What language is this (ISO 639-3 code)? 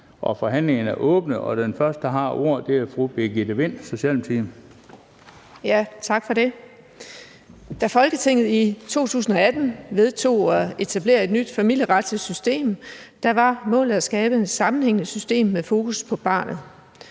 dan